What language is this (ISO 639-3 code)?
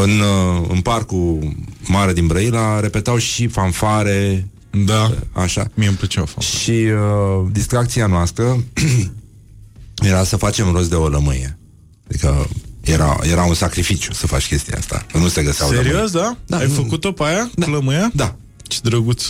ron